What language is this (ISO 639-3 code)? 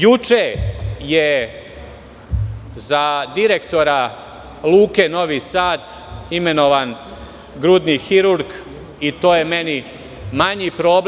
srp